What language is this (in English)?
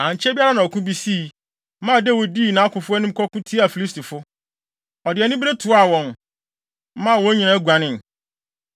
Akan